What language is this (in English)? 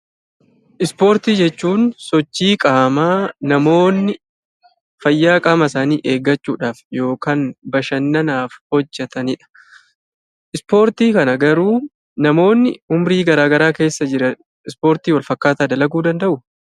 Oromo